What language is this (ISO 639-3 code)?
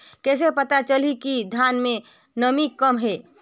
hne